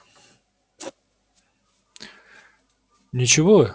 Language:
Russian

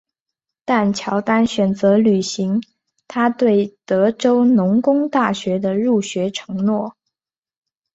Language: Chinese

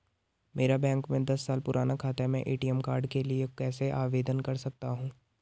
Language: Hindi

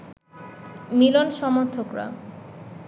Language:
Bangla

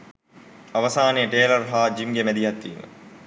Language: Sinhala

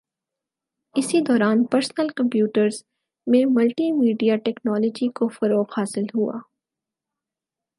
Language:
Urdu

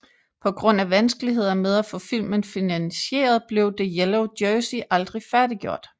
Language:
Danish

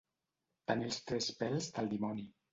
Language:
Catalan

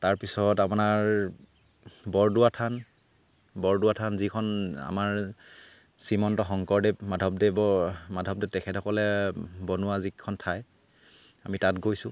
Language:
Assamese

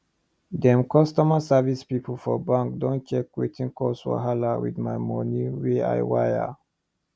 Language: Nigerian Pidgin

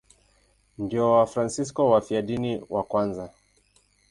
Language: Swahili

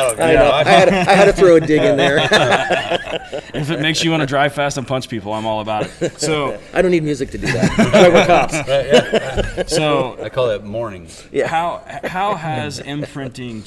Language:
English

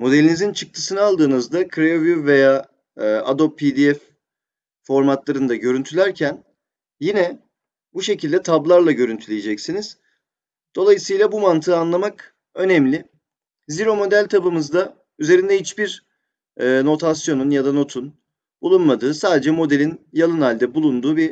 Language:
Turkish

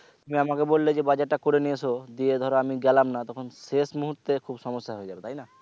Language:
Bangla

